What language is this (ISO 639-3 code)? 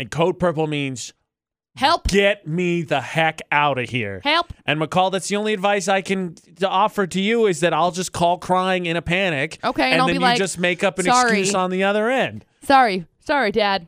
eng